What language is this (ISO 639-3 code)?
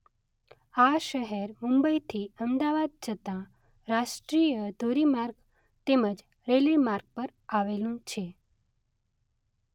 guj